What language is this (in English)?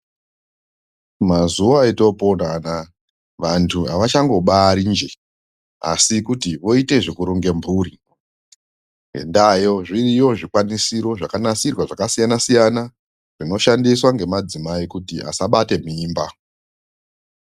Ndau